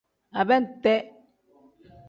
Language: Tem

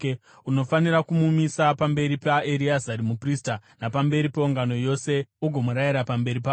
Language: Shona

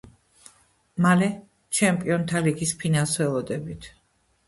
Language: Georgian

